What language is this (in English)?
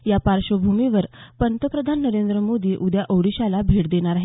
Marathi